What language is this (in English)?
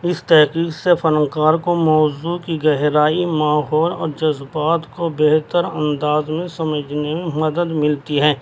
Urdu